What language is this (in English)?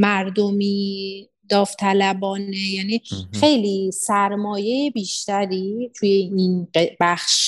Persian